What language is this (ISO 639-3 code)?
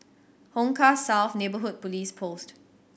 eng